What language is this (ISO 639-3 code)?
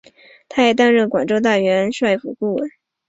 zho